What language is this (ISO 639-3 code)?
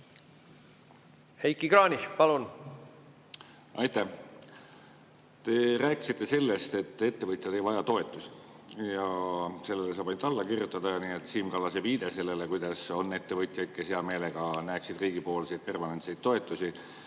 est